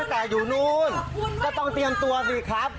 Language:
Thai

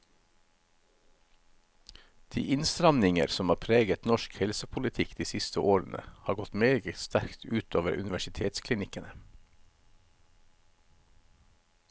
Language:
Norwegian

